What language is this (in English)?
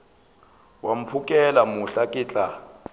Northern Sotho